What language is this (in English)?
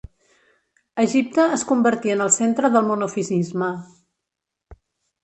Catalan